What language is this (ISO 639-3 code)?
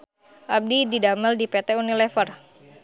sun